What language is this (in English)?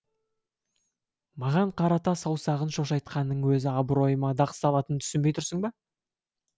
Kazakh